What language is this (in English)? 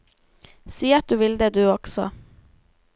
Norwegian